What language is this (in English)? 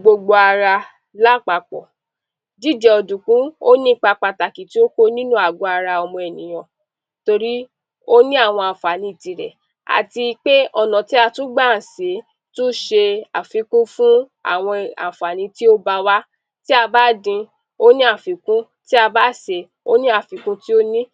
Yoruba